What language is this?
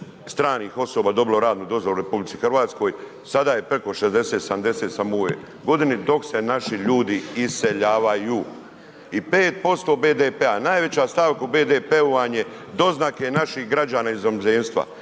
Croatian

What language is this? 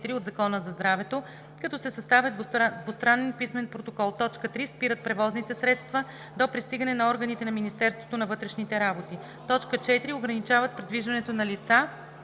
Bulgarian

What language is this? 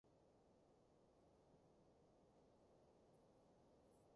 Cantonese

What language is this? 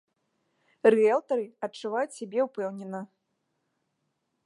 Belarusian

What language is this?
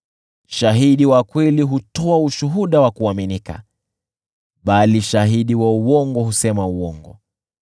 Swahili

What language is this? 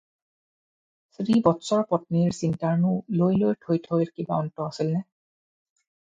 Assamese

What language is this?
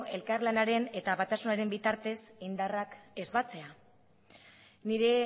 Basque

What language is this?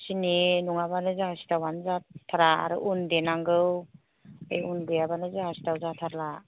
Bodo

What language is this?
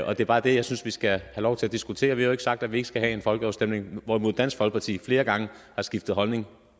Danish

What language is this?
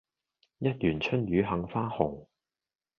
Cantonese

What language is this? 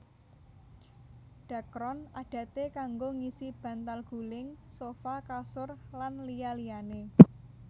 Javanese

